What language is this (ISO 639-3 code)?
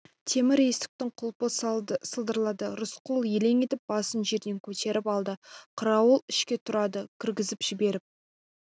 kaz